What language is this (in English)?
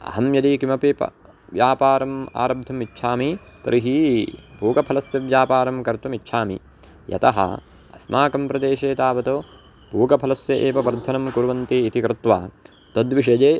Sanskrit